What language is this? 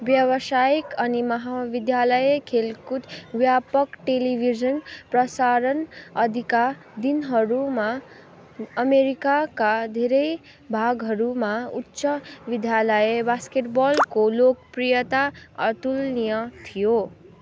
Nepali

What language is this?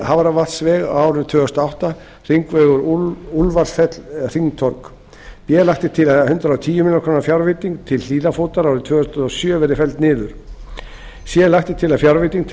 Icelandic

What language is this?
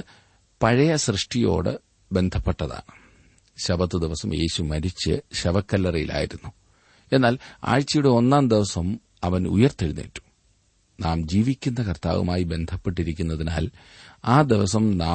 Malayalam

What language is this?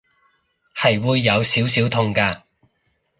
Cantonese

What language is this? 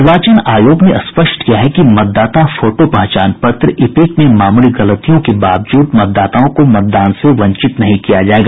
Hindi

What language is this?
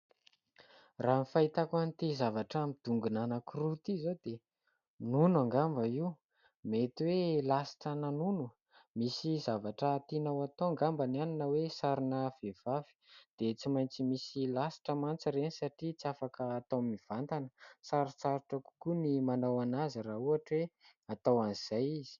Malagasy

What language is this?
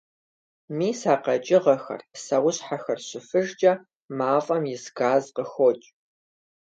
Kabardian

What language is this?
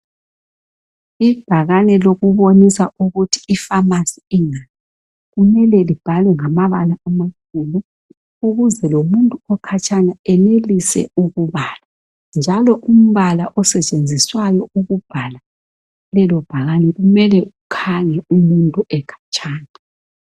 North Ndebele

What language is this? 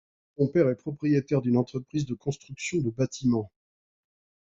French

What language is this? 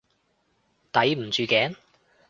Cantonese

